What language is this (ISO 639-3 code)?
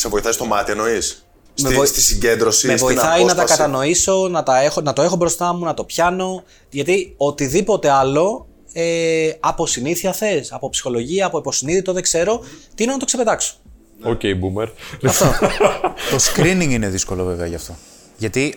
ell